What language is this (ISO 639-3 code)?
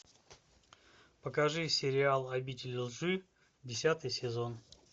rus